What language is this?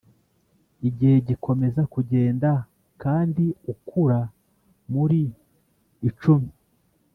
Kinyarwanda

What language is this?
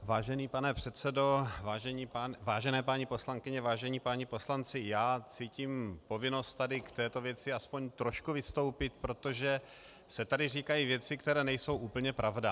Czech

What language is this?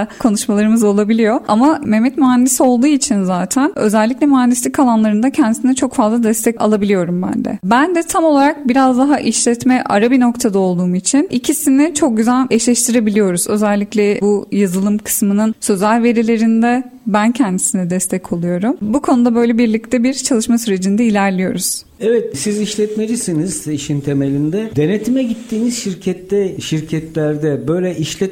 Turkish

